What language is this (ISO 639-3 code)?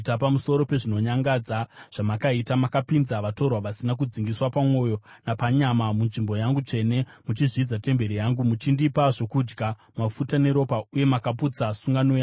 sna